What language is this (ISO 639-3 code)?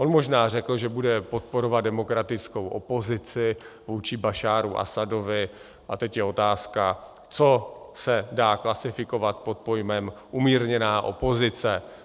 ces